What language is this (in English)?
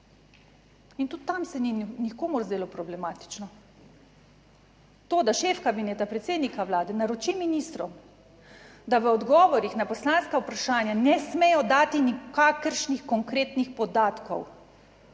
Slovenian